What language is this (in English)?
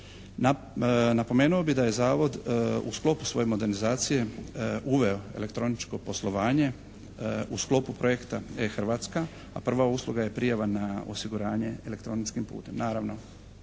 Croatian